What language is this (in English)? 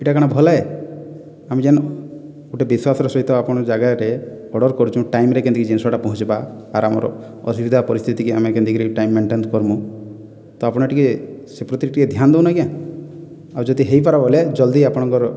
Odia